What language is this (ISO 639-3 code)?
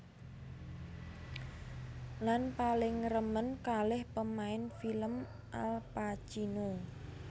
jav